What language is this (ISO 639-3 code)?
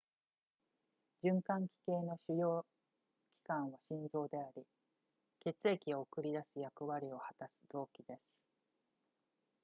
jpn